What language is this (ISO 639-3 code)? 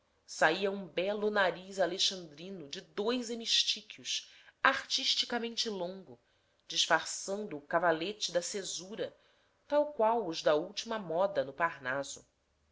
por